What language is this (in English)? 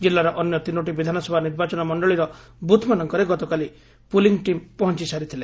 Odia